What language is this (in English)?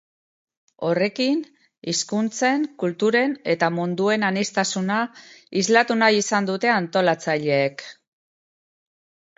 Basque